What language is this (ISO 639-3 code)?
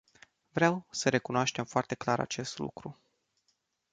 ron